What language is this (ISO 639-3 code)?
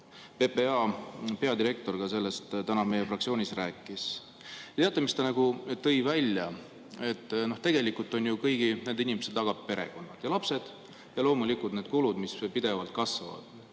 est